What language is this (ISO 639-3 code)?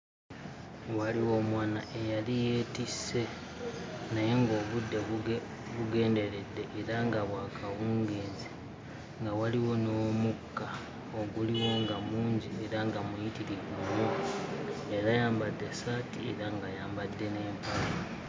lug